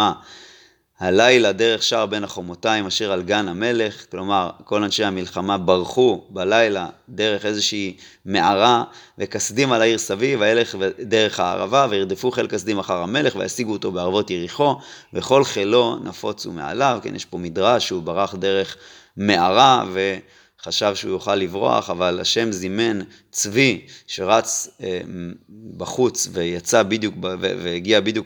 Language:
Hebrew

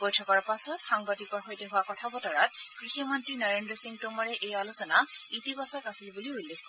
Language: Assamese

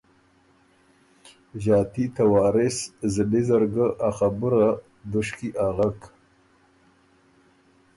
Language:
Ormuri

